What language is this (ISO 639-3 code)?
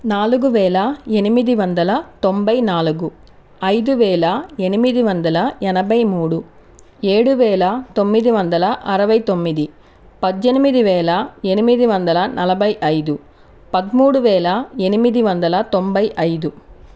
tel